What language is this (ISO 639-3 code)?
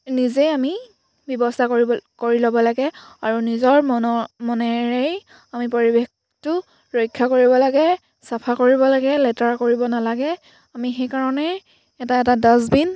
asm